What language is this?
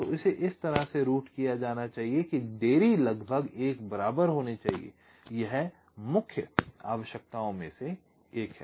Hindi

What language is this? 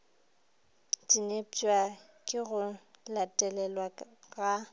Northern Sotho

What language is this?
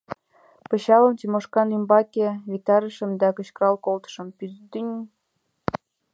Mari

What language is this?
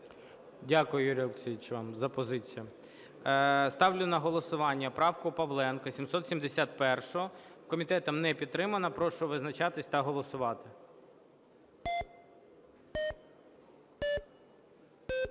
Ukrainian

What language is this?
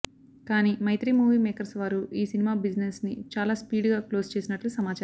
Telugu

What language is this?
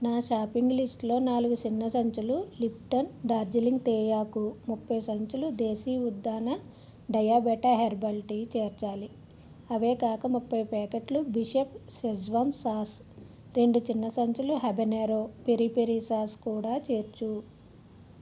Telugu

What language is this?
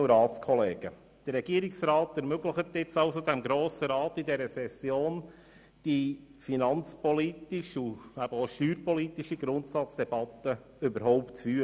Swiss German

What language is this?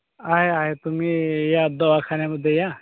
Marathi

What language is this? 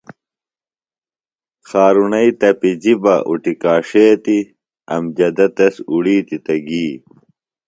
Phalura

